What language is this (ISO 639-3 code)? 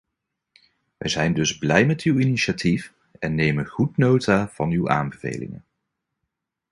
nld